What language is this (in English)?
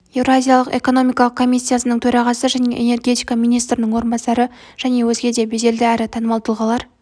Kazakh